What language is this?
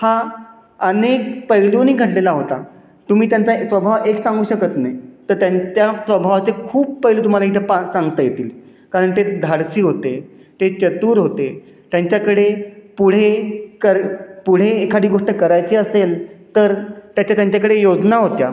Marathi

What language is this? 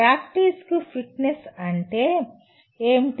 Telugu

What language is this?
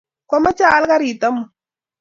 Kalenjin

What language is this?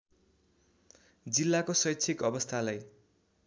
Nepali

